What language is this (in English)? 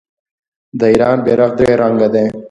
Pashto